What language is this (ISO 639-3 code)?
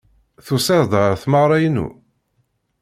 kab